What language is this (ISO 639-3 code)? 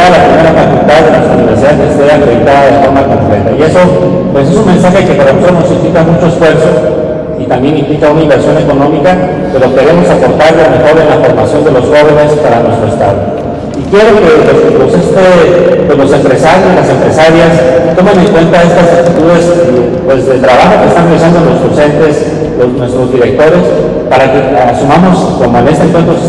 spa